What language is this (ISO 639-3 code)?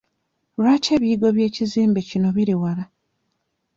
lug